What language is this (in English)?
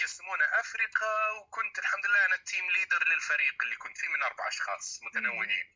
Arabic